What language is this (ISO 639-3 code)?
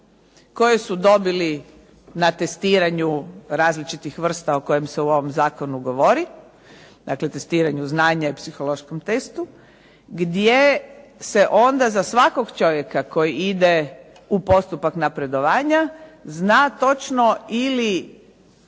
hrv